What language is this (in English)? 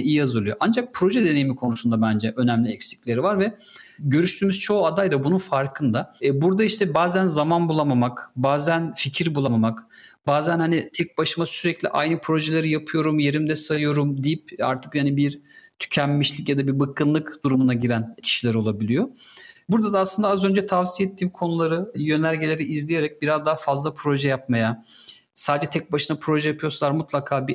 Turkish